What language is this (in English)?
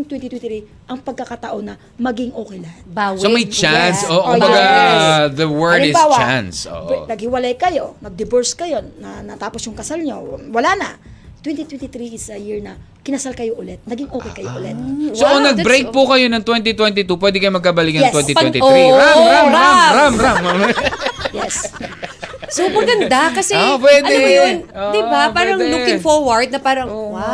Filipino